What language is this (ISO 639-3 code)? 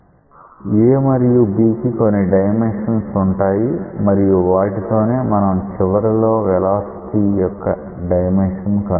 tel